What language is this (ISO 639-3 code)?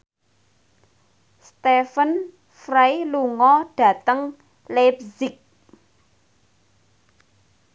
jav